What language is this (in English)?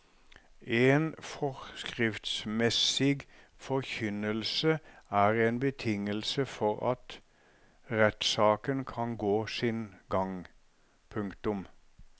Norwegian